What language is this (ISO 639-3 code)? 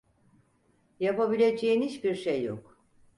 tur